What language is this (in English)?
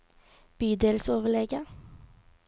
Norwegian